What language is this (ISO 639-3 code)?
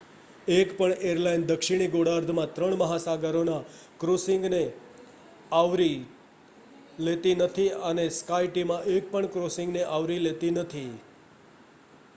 guj